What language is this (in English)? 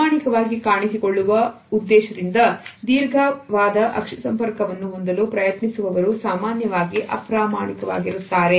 Kannada